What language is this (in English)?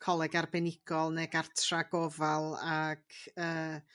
Welsh